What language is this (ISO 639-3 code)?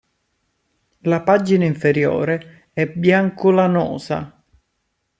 ita